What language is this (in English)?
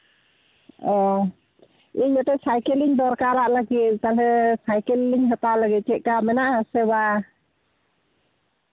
Santali